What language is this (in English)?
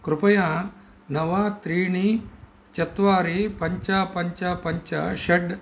Sanskrit